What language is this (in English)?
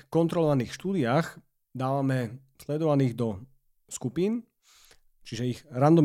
Slovak